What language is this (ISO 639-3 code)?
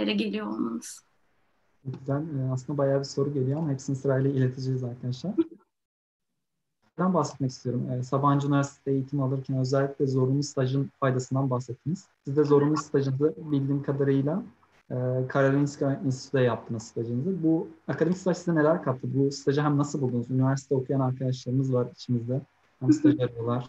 tur